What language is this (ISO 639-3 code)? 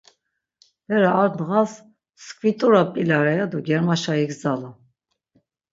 lzz